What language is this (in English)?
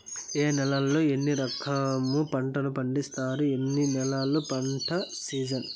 Telugu